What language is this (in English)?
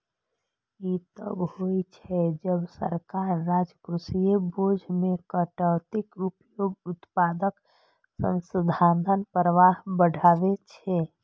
Maithili